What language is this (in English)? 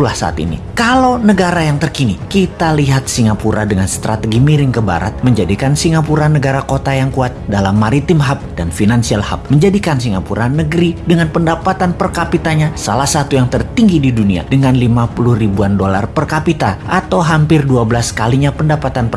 Indonesian